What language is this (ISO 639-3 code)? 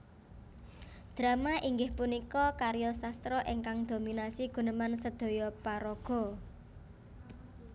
jav